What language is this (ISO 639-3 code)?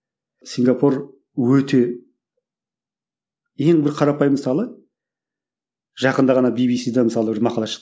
kaz